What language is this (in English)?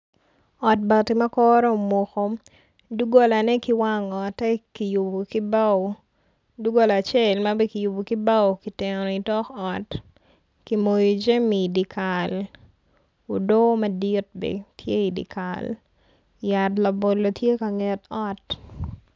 Acoli